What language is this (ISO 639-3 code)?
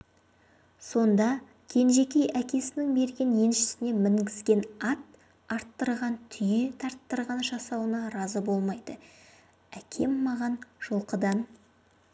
kaz